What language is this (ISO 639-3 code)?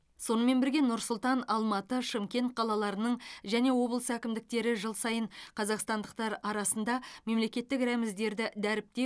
kaz